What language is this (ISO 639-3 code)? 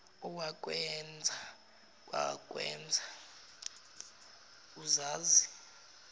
zul